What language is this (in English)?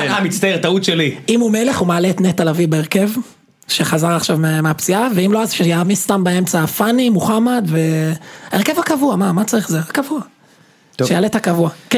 Hebrew